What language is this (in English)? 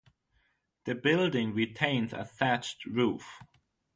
English